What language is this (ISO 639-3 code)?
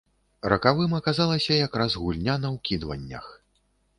bel